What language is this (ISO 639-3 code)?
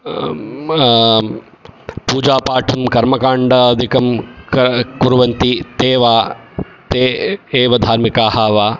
san